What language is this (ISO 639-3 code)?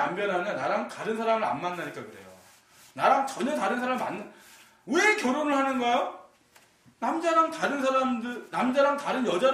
kor